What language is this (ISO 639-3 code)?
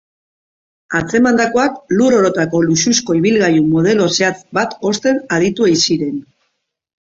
eus